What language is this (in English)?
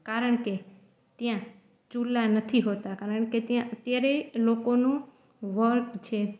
Gujarati